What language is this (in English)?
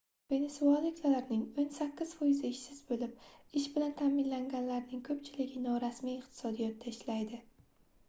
Uzbek